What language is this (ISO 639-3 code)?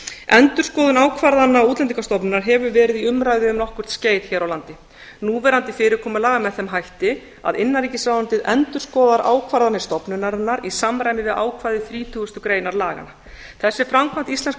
isl